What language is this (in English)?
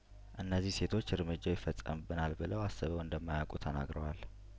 Amharic